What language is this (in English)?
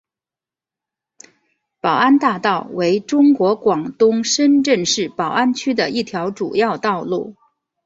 Chinese